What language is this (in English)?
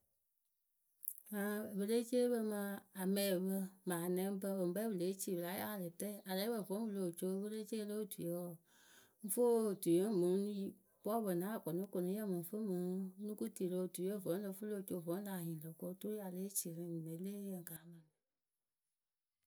Akebu